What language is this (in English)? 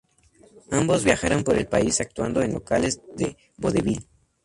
Spanish